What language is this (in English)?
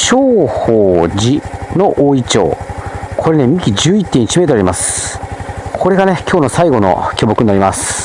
Japanese